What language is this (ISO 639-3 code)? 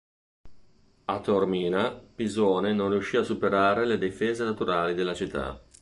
ita